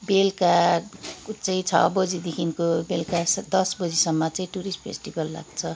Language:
Nepali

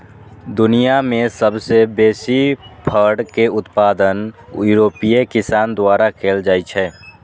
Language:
Maithili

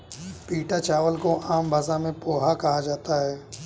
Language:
Hindi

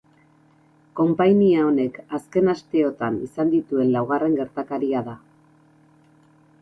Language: Basque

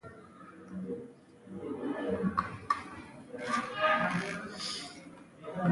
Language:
Pashto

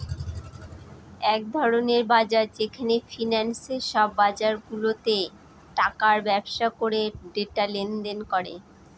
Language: Bangla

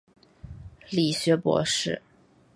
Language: Chinese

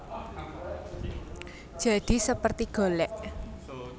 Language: Javanese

